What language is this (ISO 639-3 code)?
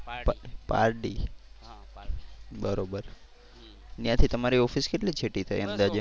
guj